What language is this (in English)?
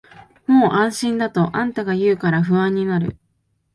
Japanese